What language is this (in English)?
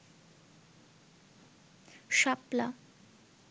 Bangla